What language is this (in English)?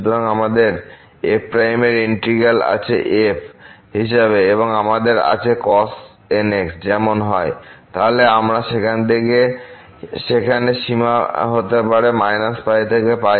Bangla